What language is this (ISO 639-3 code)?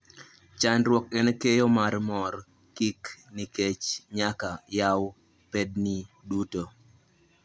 luo